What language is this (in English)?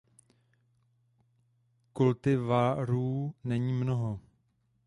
Czech